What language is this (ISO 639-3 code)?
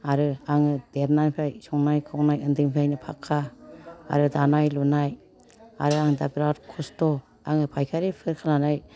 brx